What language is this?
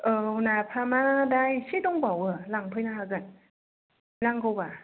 Bodo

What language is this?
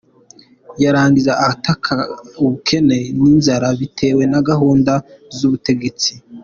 Kinyarwanda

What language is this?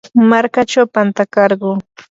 Yanahuanca Pasco Quechua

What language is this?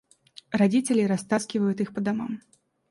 Russian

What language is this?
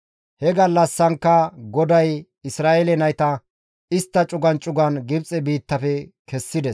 Gamo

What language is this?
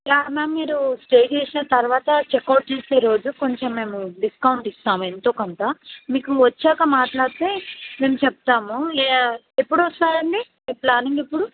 Telugu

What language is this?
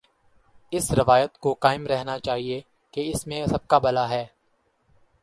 Urdu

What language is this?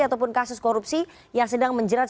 Indonesian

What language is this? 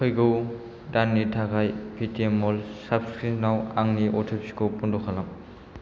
Bodo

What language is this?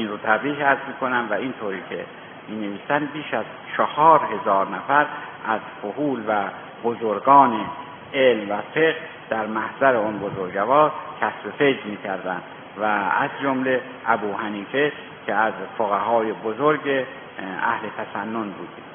Persian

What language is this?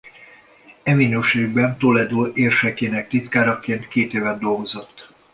Hungarian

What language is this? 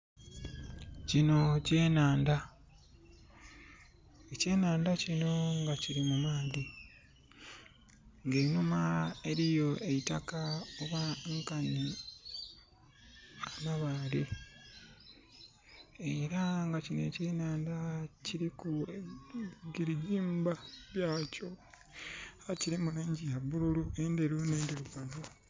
Soga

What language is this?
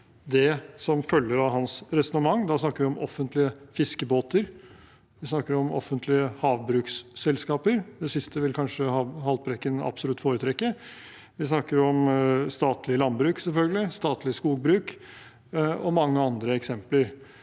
Norwegian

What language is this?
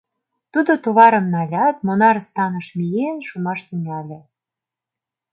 Mari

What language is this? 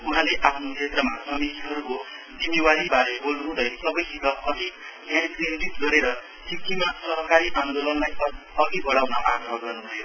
Nepali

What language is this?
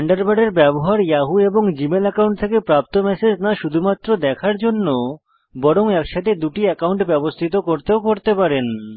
Bangla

